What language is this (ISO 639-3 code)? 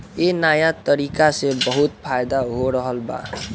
bho